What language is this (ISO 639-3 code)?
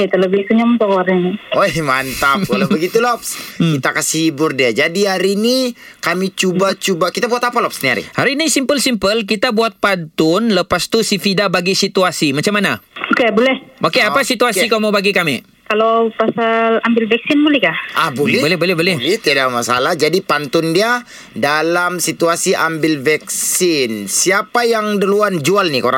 msa